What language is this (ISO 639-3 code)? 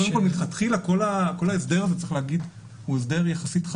heb